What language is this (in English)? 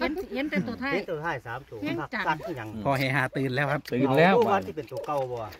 Thai